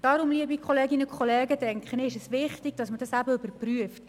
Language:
Swiss German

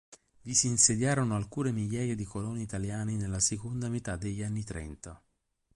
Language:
Italian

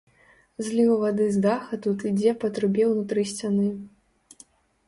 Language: Belarusian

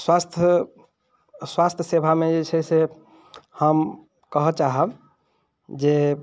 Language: Maithili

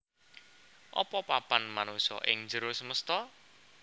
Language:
Javanese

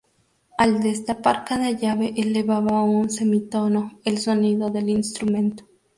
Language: Spanish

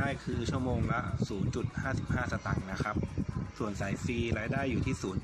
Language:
Thai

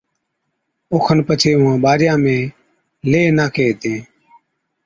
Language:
Od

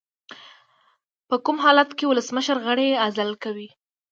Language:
Pashto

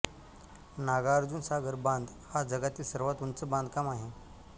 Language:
Marathi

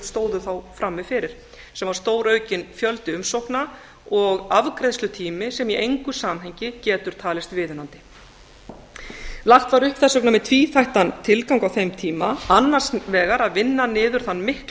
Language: Icelandic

